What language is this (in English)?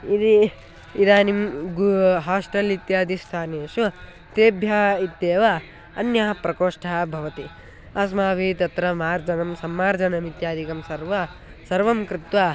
Sanskrit